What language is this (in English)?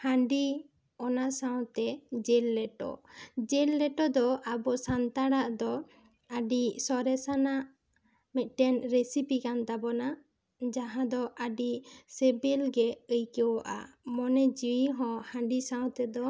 Santali